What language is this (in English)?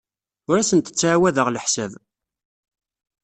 Kabyle